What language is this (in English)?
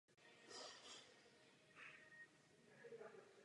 Czech